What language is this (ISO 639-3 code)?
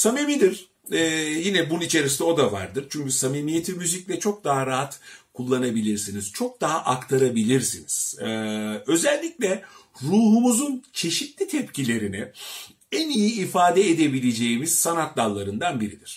tur